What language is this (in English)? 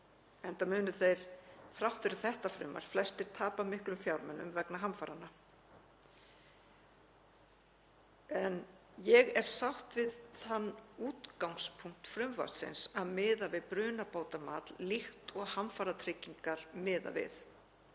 Icelandic